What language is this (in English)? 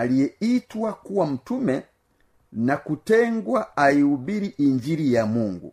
Swahili